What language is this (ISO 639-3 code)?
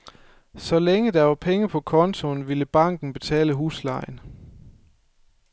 dan